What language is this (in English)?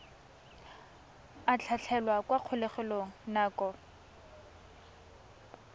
Tswana